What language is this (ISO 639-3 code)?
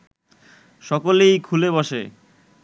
ben